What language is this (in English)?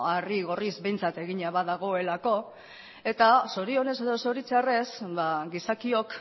Basque